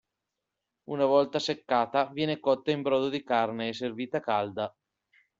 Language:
Italian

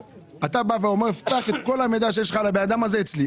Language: Hebrew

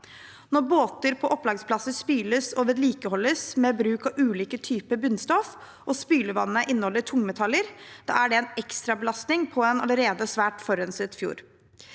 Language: Norwegian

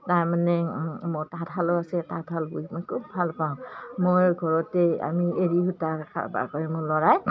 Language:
Assamese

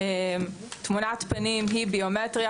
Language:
Hebrew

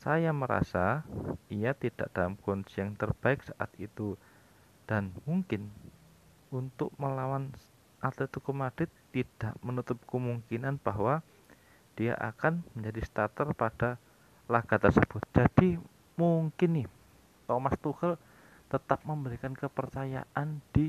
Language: Indonesian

